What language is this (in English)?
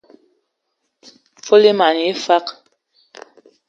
Ewondo